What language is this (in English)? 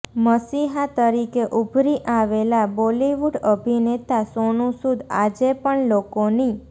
Gujarati